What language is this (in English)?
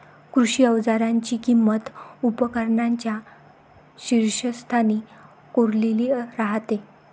Marathi